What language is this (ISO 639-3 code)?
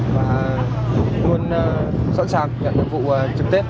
vie